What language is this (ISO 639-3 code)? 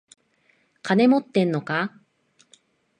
jpn